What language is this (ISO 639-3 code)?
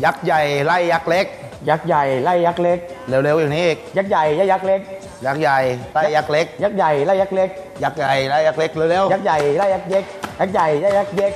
tha